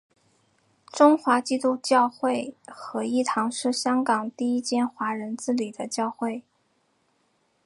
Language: Chinese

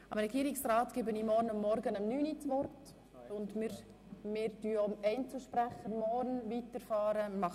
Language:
Swiss German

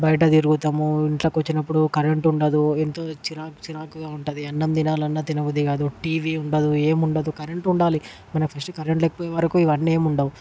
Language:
Telugu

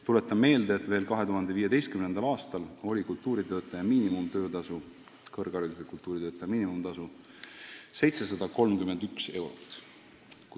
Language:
Estonian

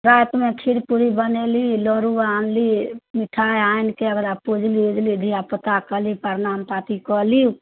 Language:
Maithili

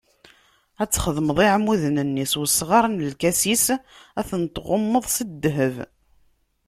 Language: Kabyle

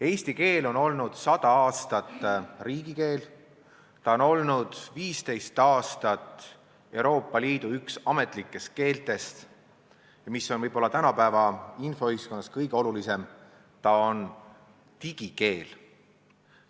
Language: Estonian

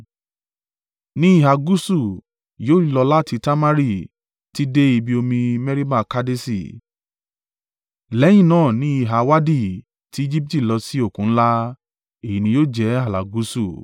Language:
Yoruba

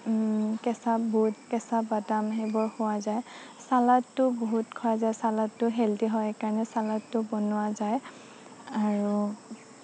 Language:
Assamese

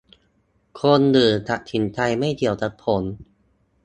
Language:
Thai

